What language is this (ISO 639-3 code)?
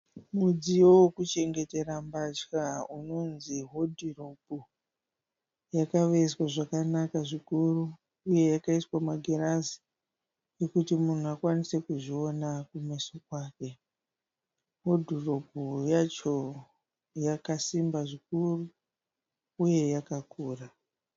sna